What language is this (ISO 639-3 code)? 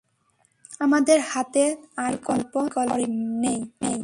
ben